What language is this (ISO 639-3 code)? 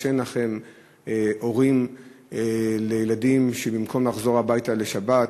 heb